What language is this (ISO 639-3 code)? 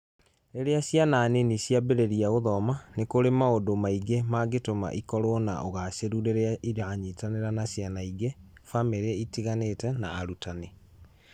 kik